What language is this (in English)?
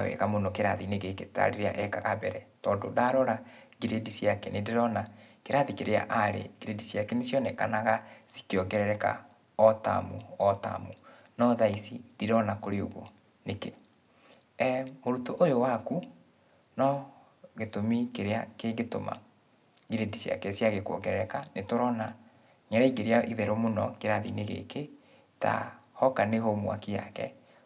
Kikuyu